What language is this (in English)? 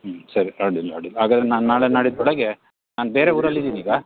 Kannada